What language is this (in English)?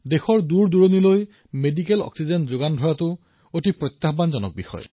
Assamese